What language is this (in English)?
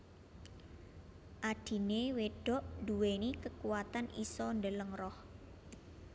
Javanese